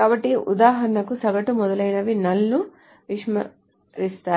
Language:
Telugu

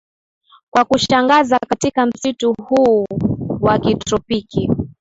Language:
Swahili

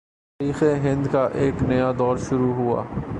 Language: Urdu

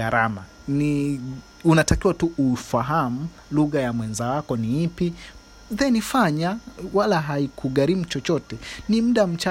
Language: Swahili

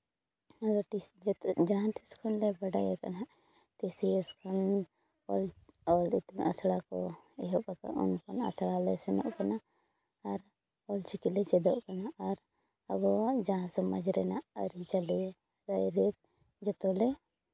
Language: Santali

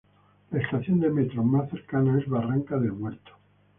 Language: Spanish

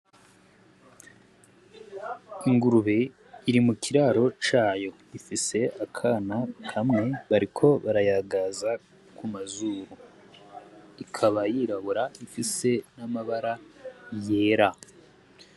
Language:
Rundi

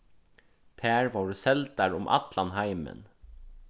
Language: Faroese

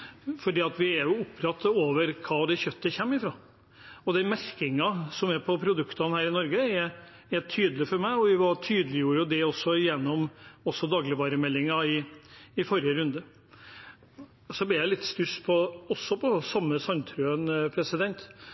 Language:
Norwegian Bokmål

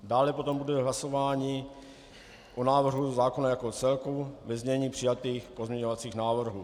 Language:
Czech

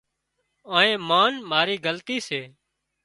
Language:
Wadiyara Koli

